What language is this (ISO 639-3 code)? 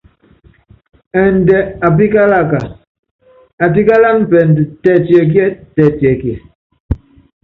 yav